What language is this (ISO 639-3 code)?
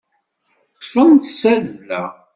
kab